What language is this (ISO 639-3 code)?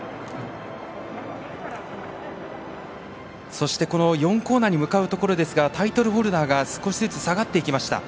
jpn